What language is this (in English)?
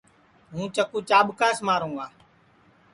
Sansi